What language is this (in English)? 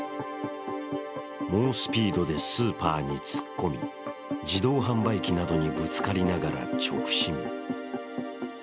Japanese